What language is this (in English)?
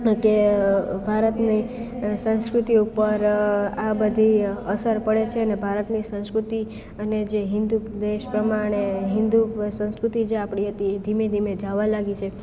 Gujarati